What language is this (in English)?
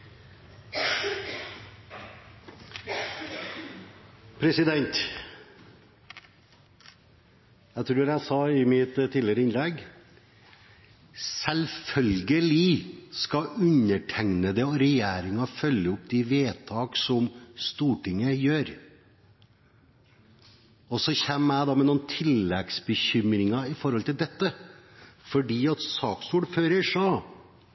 Norwegian